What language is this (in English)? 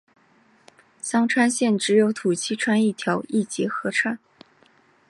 Chinese